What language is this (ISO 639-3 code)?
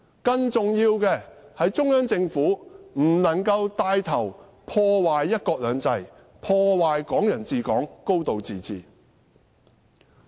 yue